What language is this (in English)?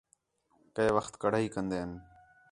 Khetrani